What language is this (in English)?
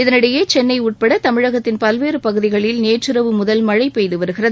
Tamil